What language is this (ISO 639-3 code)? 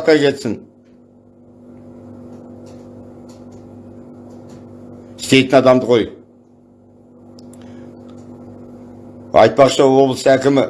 tur